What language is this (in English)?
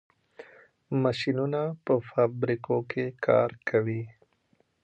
Pashto